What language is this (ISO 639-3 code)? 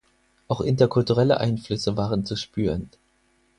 deu